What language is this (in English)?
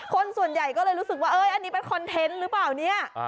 Thai